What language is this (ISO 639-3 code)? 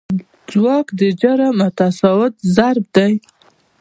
pus